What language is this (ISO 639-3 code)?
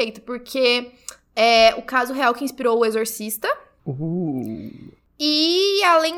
por